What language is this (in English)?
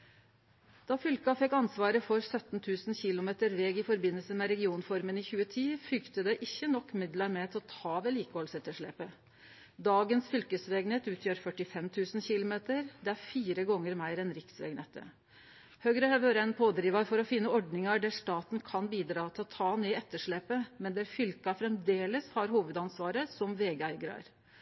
Norwegian Nynorsk